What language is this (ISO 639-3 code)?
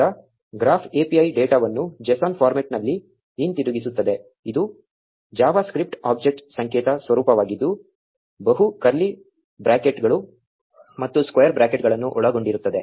kan